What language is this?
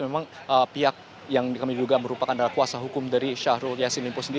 Indonesian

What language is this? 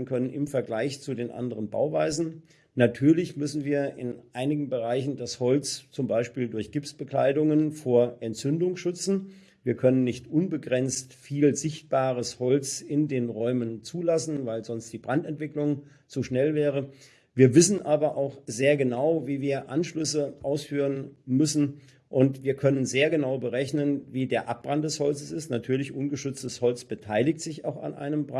German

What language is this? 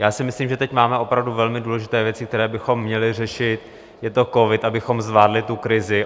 Czech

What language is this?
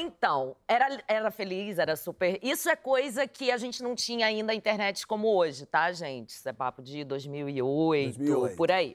Portuguese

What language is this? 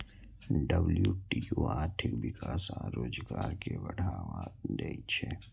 Maithili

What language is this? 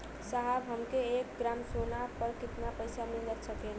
Bhojpuri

